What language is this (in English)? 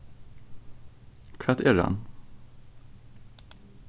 Faroese